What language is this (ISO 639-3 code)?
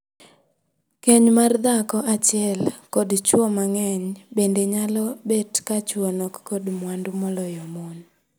luo